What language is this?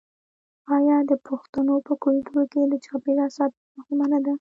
Pashto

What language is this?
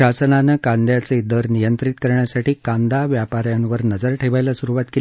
Marathi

